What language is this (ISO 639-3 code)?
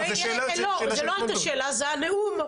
heb